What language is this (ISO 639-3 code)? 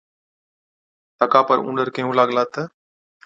odk